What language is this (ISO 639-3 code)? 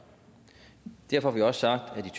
dan